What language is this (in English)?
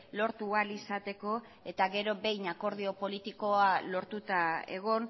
Basque